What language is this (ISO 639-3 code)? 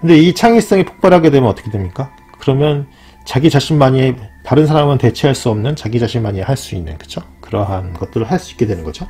kor